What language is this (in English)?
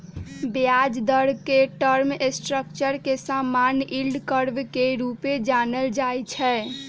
Magahi